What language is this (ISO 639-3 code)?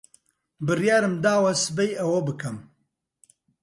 ckb